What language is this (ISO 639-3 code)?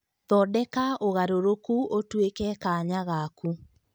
kik